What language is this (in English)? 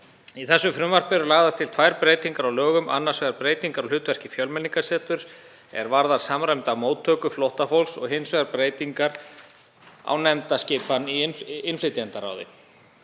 Icelandic